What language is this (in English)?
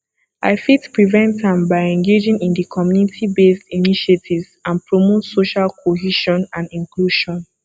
Nigerian Pidgin